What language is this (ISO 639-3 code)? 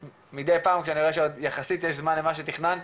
heb